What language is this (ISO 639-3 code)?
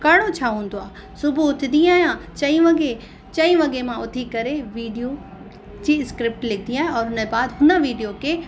snd